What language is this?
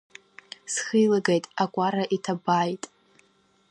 Abkhazian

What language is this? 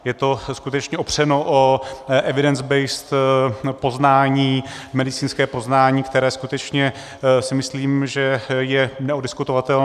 Czech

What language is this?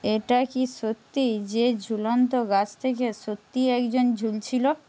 Bangla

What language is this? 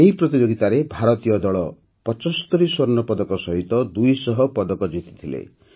Odia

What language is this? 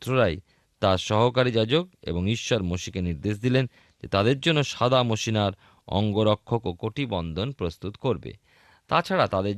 Bangla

